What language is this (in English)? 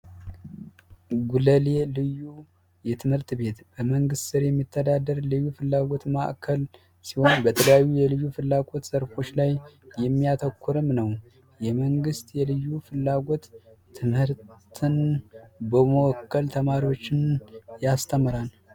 Amharic